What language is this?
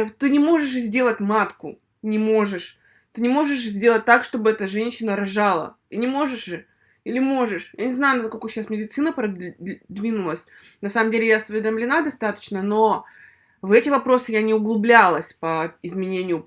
Russian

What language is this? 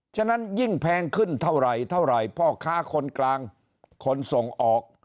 Thai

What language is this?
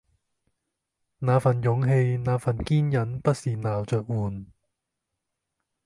Cantonese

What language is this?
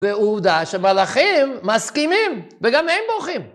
Hebrew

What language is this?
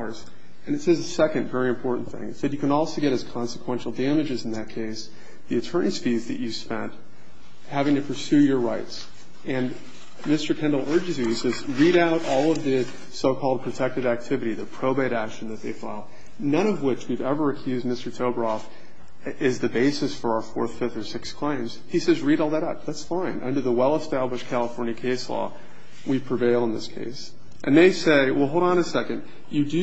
English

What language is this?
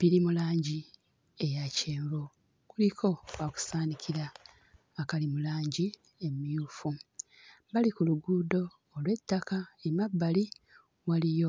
Ganda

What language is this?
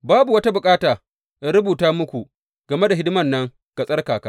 Hausa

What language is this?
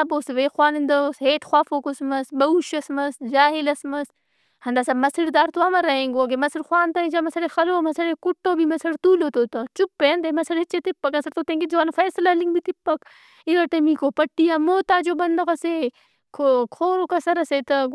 Brahui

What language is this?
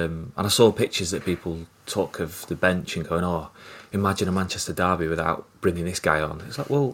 English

